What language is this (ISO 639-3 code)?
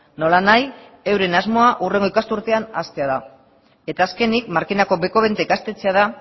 eus